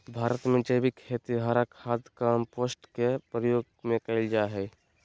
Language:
Magahi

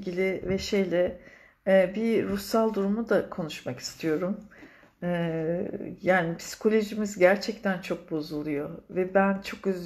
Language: Turkish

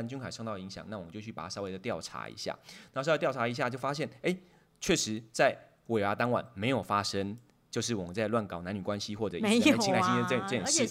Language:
Chinese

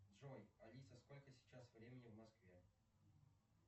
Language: Russian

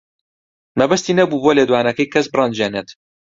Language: Central Kurdish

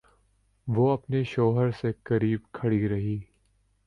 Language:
Urdu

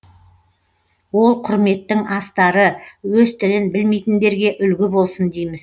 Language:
Kazakh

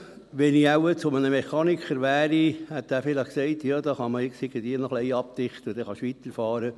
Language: Swiss German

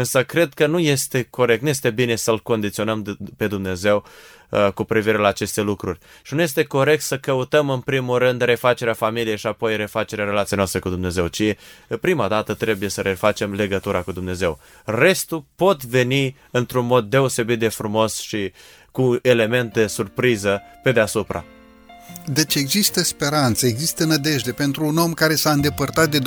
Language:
Romanian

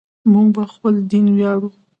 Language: Pashto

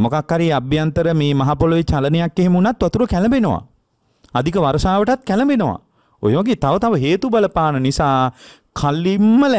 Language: Indonesian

